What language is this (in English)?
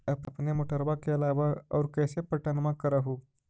Magahi